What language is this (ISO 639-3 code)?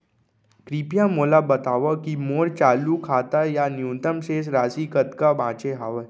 hne